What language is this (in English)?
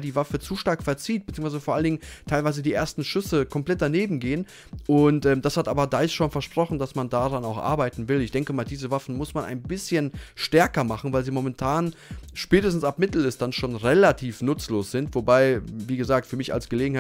German